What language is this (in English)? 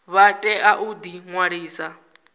Venda